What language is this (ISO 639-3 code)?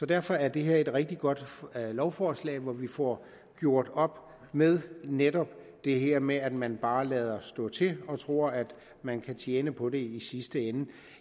dan